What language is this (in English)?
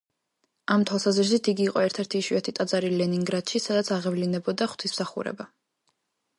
Georgian